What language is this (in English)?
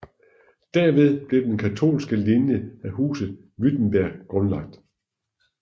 Danish